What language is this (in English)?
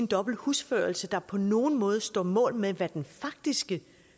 Danish